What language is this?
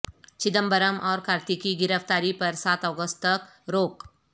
Urdu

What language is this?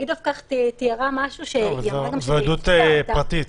Hebrew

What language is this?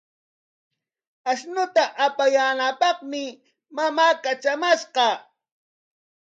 Corongo Ancash Quechua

